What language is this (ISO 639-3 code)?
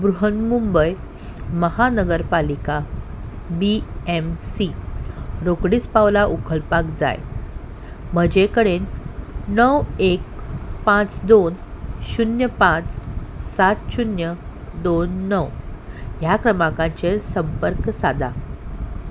kok